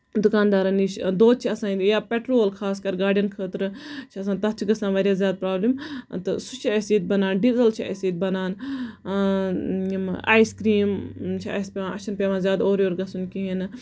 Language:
Kashmiri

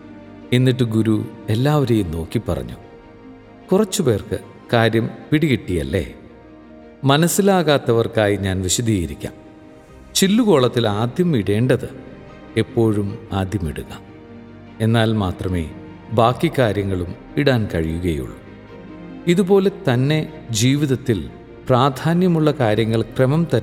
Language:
Malayalam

